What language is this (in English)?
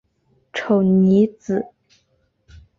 Chinese